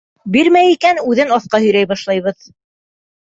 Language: Bashkir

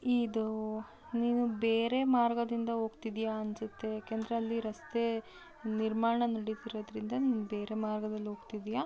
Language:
Kannada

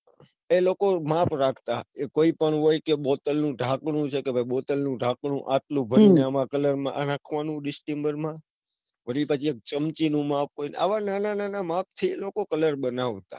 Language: Gujarati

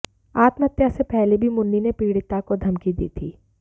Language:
Hindi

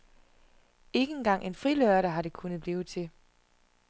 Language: Danish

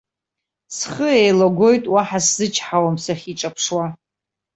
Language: Abkhazian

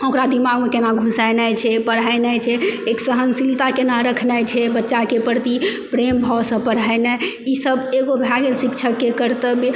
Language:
Maithili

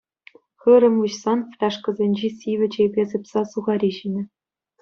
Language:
Chuvash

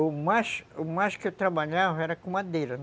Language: Portuguese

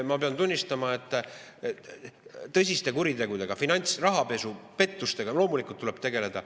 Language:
Estonian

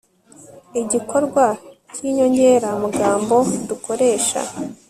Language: Kinyarwanda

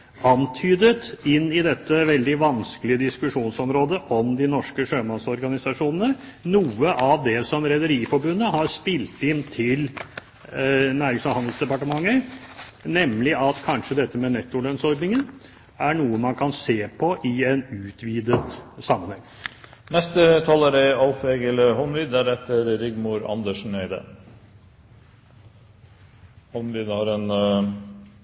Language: Norwegian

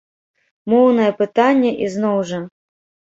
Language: Belarusian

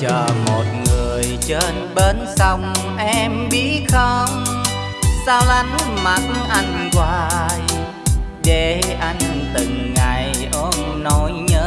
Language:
Vietnamese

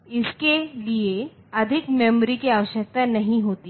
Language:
Hindi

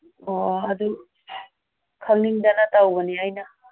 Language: Manipuri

